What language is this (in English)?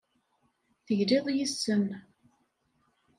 Kabyle